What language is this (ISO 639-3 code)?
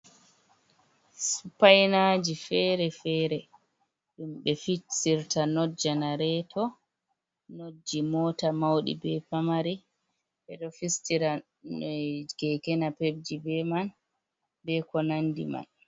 ful